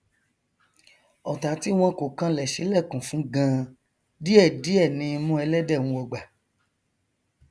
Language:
Yoruba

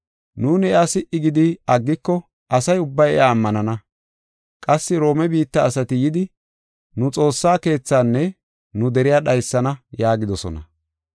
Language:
Gofa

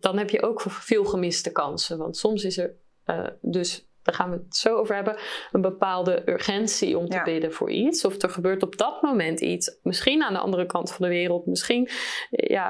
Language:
Dutch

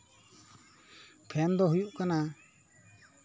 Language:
Santali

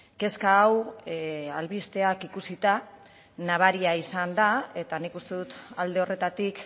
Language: Basque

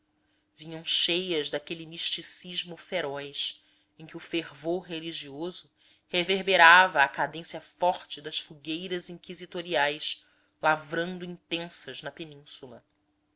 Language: Portuguese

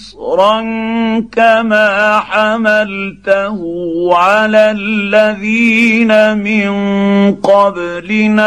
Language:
Arabic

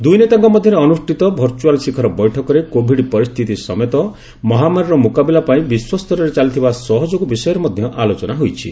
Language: Odia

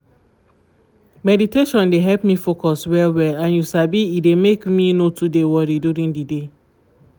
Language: Nigerian Pidgin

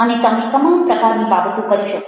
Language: Gujarati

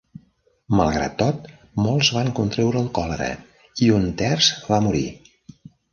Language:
Catalan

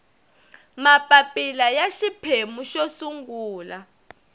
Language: Tsonga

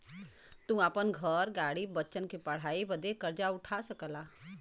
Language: Bhojpuri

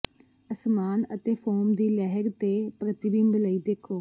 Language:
Punjabi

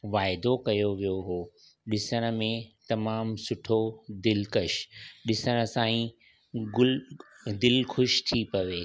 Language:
Sindhi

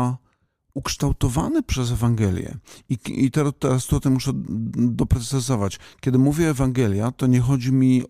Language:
Polish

